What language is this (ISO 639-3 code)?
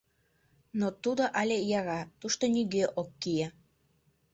chm